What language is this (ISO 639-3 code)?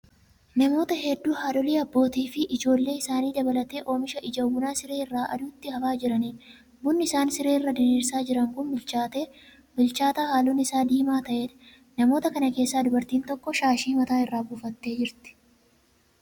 orm